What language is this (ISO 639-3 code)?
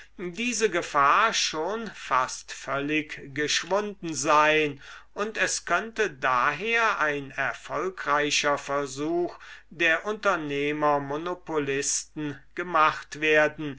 deu